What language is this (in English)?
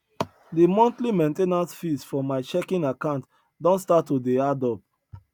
Nigerian Pidgin